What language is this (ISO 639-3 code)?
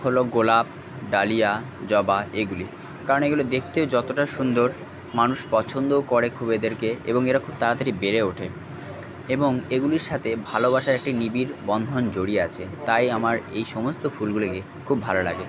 ben